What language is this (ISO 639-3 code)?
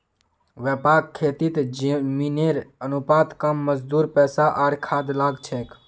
mag